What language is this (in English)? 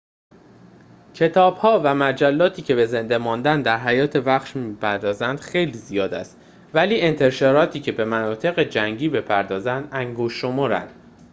Persian